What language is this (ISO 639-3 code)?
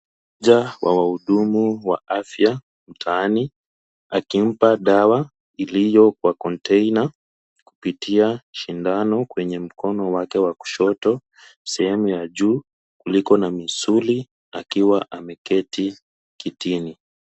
swa